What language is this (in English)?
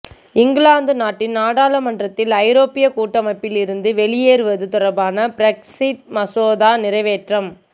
Tamil